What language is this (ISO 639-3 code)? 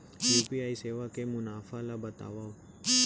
hne